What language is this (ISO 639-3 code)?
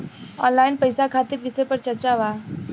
bho